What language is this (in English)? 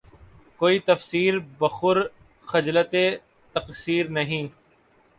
Urdu